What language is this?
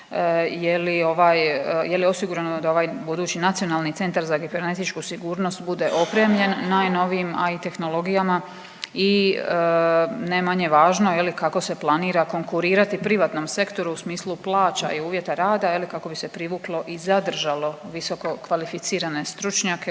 Croatian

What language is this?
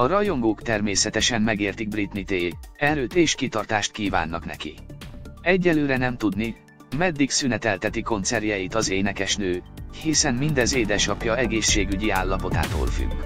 Hungarian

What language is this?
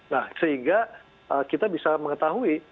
Indonesian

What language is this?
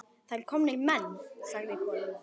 Icelandic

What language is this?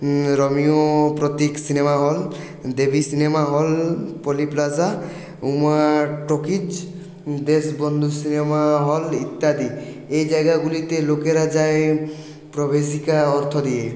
Bangla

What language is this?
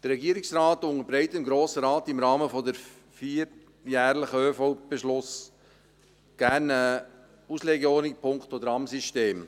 Swiss German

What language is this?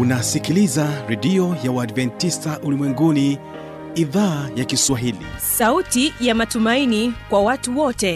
Swahili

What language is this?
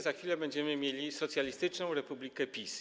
Polish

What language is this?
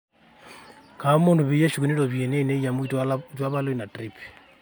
Masai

